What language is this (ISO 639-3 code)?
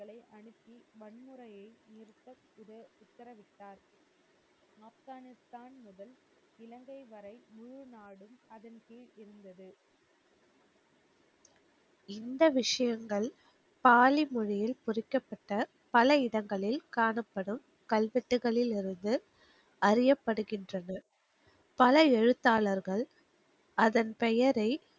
tam